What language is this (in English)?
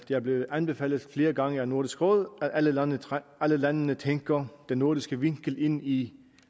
Danish